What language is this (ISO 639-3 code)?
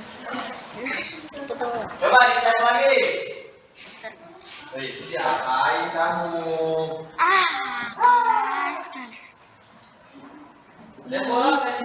ind